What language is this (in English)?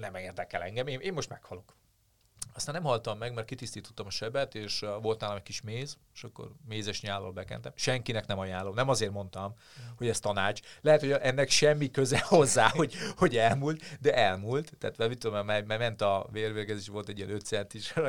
Hungarian